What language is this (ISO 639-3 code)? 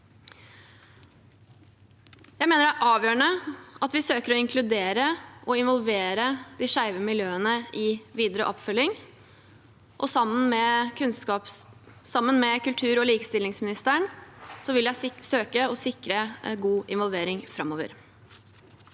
nor